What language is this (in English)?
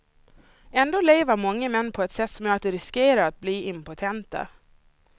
Swedish